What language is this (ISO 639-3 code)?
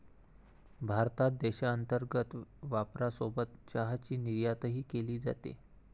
mar